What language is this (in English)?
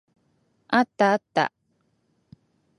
Japanese